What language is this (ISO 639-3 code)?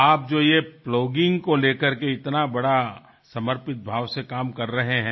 hin